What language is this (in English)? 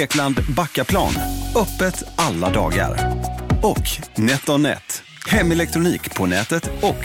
Swedish